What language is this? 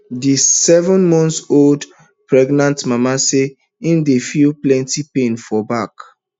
Nigerian Pidgin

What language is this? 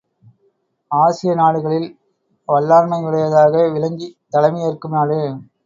Tamil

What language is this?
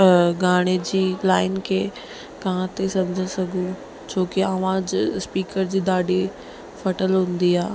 Sindhi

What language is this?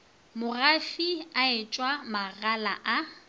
Northern Sotho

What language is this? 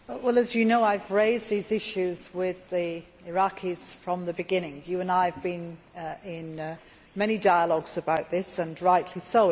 English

